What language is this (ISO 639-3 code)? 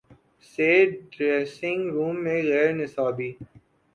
urd